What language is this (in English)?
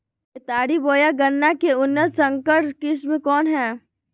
Magahi